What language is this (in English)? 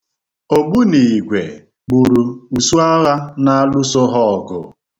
Igbo